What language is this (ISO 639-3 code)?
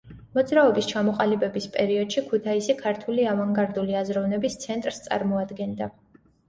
kat